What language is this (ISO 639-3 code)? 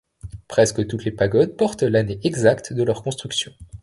fra